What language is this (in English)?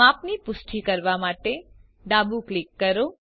Gujarati